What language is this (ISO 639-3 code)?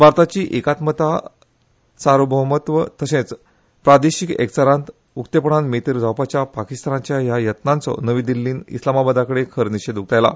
kok